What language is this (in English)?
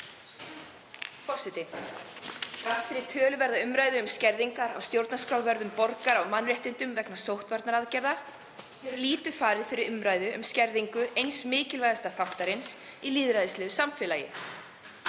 Icelandic